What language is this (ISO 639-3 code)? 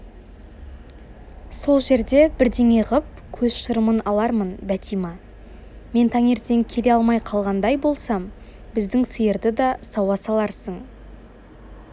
kaz